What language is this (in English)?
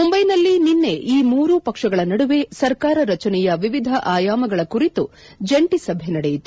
Kannada